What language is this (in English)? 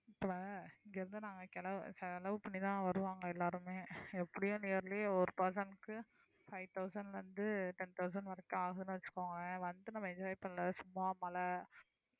Tamil